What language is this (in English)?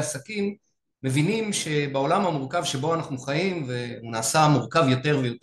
Hebrew